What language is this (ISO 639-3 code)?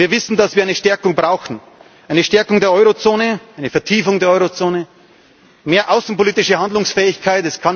deu